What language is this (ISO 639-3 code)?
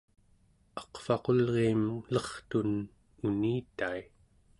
esu